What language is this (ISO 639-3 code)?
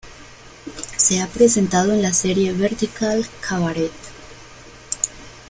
spa